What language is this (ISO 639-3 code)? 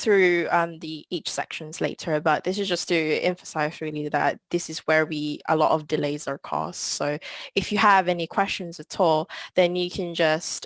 eng